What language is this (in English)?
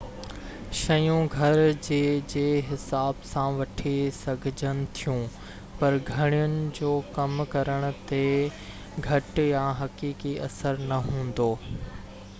Sindhi